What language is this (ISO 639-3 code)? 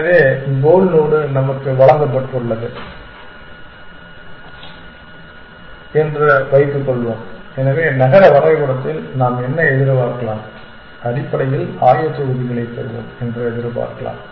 tam